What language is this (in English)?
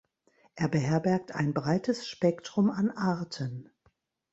German